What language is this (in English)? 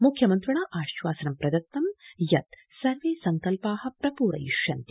Sanskrit